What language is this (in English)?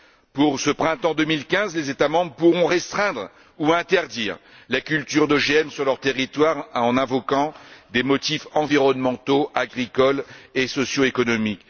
French